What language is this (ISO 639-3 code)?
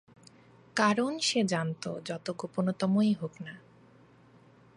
ben